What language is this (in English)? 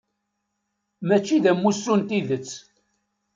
Kabyle